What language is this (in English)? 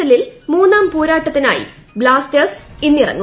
Malayalam